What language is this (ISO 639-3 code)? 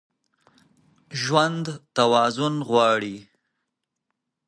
pus